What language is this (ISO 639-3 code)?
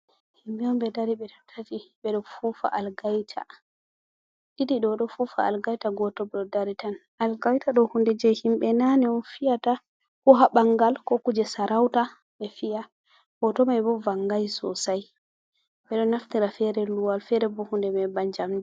ful